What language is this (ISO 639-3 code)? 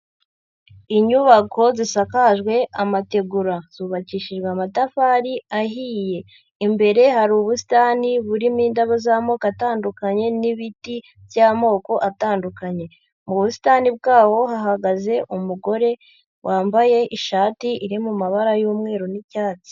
kin